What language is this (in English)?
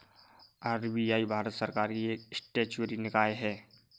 Hindi